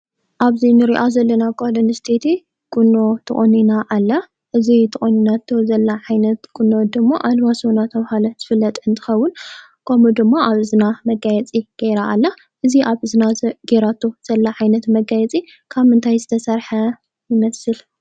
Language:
Tigrinya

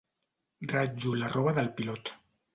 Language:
Catalan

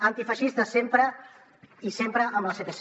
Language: Catalan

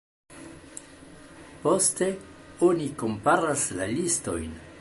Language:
Esperanto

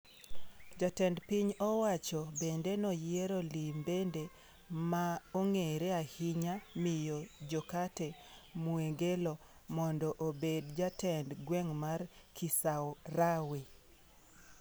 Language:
Luo (Kenya and Tanzania)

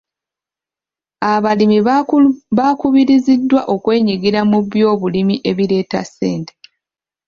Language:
Ganda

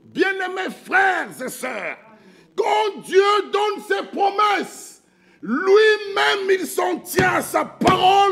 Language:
French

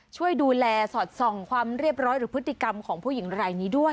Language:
Thai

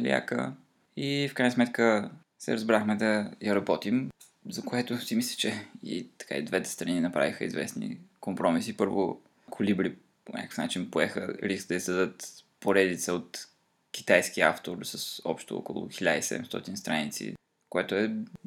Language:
Bulgarian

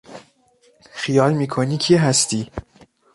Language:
Persian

